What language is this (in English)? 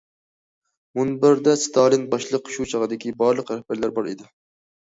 Uyghur